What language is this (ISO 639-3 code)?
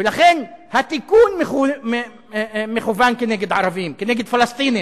heb